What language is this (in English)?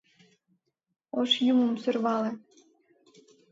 Mari